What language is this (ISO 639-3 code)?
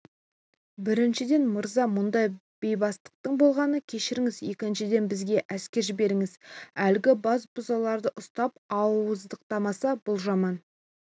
kaz